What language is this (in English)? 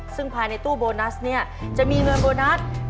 Thai